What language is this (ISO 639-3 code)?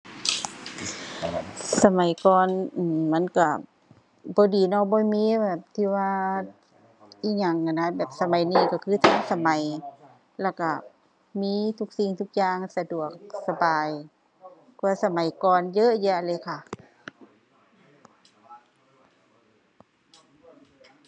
tha